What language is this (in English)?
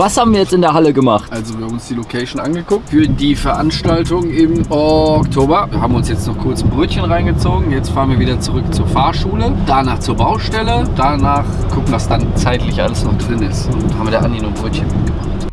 German